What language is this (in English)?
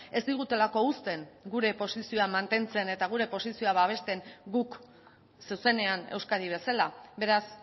Basque